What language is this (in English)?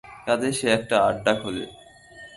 Bangla